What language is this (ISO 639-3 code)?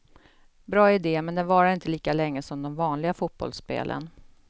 swe